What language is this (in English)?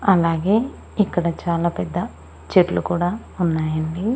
Telugu